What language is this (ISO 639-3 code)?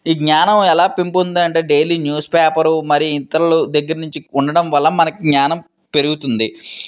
tel